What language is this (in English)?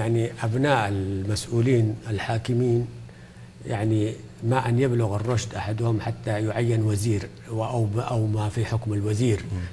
Arabic